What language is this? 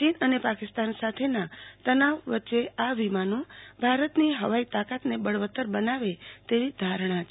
Gujarati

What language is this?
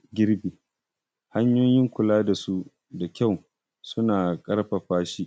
Hausa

